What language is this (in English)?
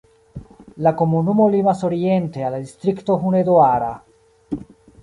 Esperanto